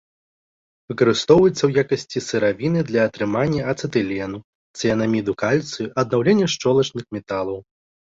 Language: Belarusian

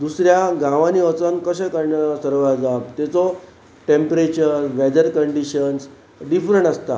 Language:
Konkani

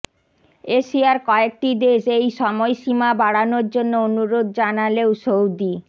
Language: Bangla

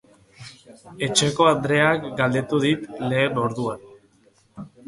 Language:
Basque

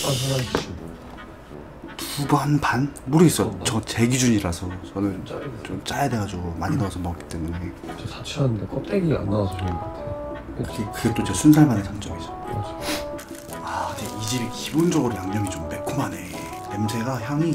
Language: Korean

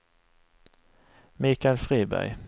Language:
Swedish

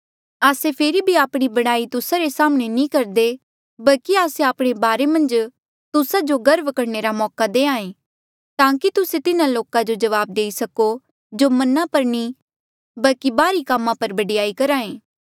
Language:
Mandeali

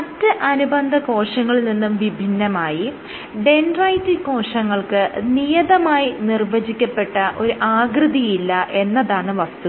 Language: Malayalam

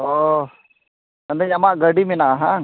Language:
Santali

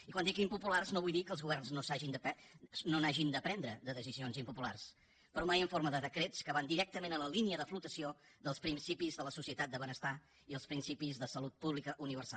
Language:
Catalan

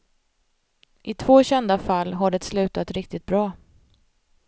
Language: Swedish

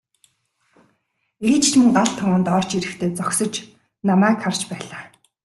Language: Mongolian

